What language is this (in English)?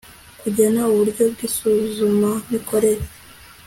Kinyarwanda